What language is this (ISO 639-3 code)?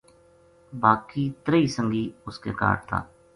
gju